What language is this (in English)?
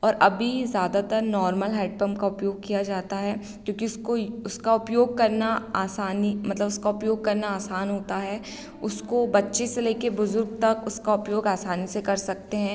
Hindi